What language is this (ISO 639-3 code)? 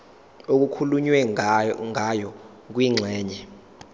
zul